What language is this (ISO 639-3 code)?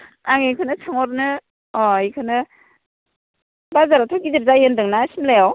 brx